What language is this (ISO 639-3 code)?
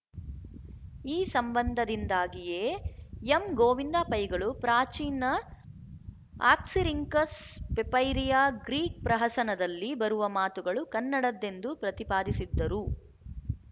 kan